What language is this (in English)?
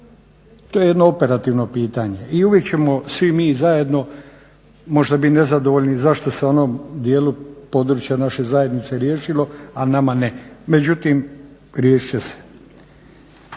Croatian